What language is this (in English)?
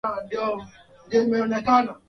Swahili